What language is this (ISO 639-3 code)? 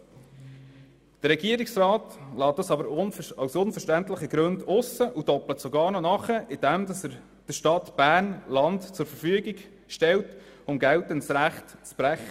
gsw